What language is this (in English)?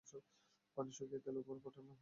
Bangla